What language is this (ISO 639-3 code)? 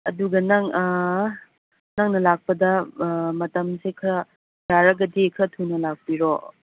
mni